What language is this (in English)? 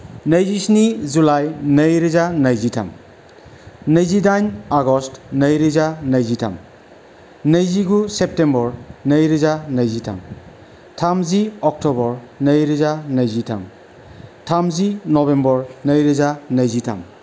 Bodo